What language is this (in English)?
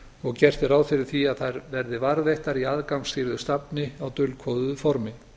Icelandic